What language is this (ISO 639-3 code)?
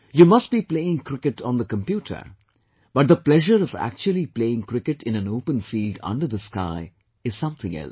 eng